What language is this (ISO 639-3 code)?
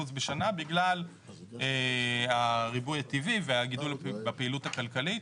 heb